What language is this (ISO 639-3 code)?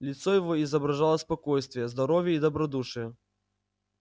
rus